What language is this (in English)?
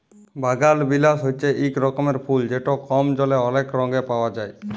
Bangla